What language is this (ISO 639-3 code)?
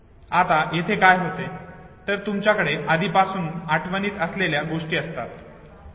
mar